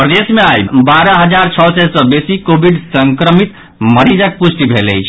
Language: Maithili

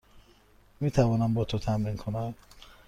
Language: Persian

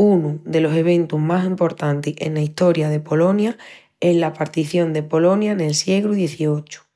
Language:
Extremaduran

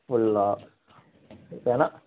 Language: Tamil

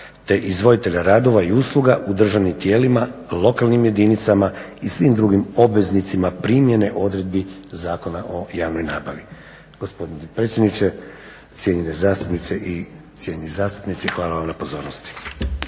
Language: Croatian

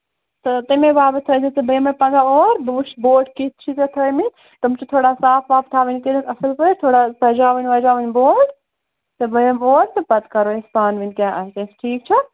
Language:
Kashmiri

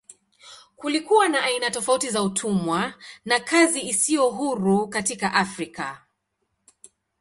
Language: Swahili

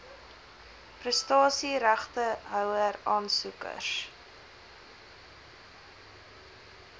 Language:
Afrikaans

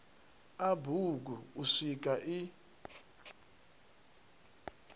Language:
Venda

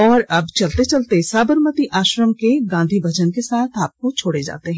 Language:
Hindi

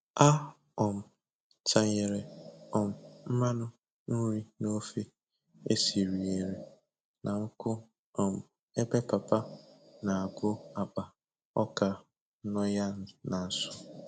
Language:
Igbo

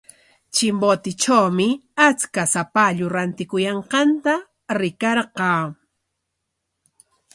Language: Corongo Ancash Quechua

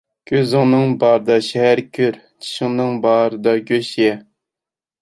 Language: Uyghur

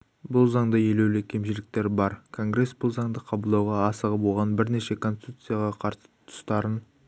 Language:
Kazakh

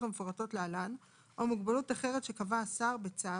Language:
Hebrew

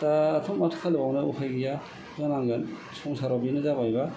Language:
Bodo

